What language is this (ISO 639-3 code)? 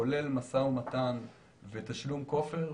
heb